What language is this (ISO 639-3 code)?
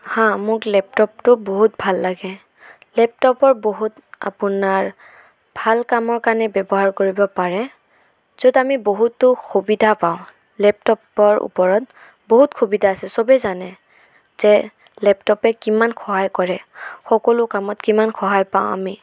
asm